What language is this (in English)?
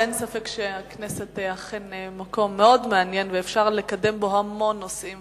Hebrew